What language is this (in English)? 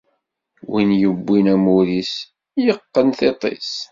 Kabyle